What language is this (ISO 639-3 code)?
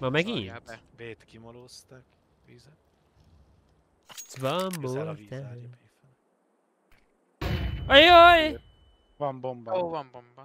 hun